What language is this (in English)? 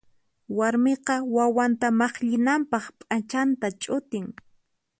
Puno Quechua